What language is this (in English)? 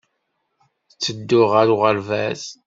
Kabyle